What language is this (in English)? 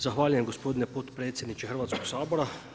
Croatian